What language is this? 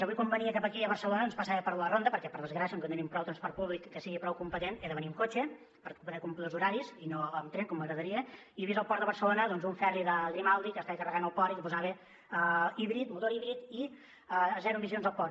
Catalan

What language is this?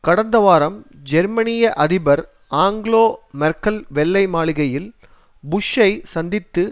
Tamil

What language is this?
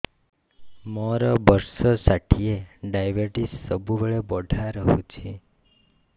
Odia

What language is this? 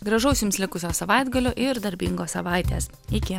Lithuanian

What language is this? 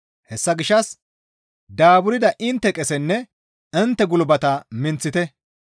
Gamo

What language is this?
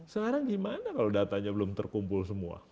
Indonesian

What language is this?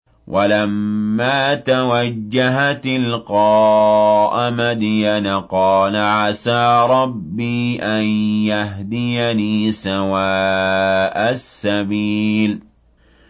Arabic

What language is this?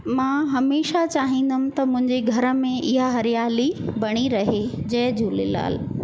Sindhi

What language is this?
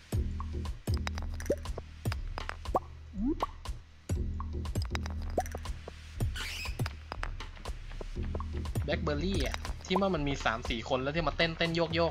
Thai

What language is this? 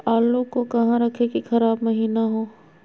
Magahi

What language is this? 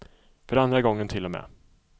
Swedish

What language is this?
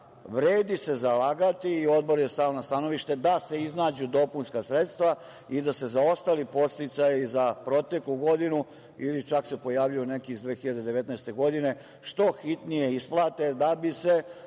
Serbian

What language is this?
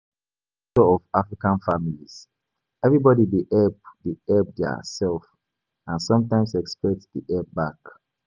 Nigerian Pidgin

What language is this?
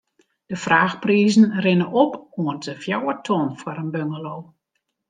Western Frisian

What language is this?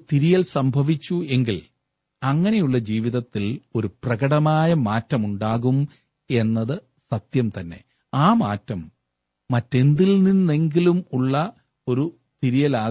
Malayalam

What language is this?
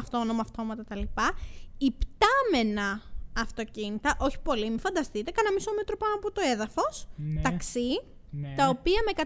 Greek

